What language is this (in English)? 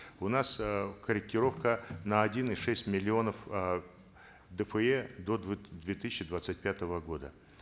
Kazakh